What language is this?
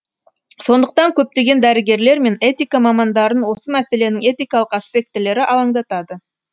Kazakh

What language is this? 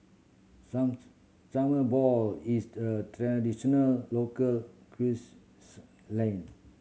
English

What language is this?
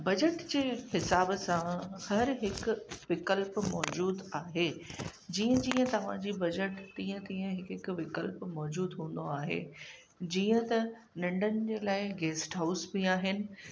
Sindhi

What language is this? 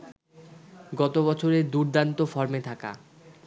Bangla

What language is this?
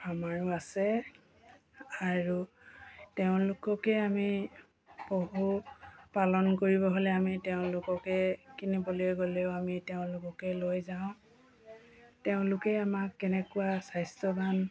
Assamese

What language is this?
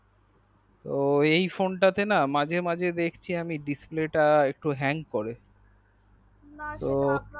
Bangla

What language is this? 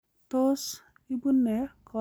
Kalenjin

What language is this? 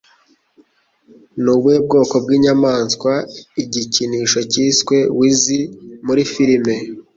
Kinyarwanda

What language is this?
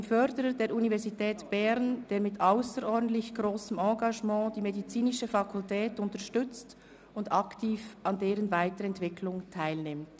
Swiss German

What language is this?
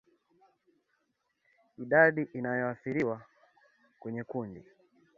Swahili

